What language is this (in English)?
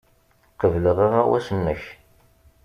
Kabyle